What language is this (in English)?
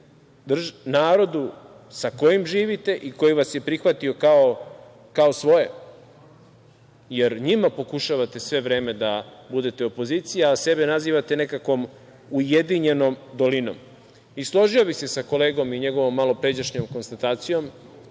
Serbian